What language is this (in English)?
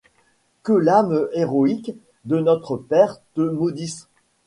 French